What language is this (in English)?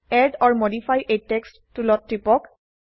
Assamese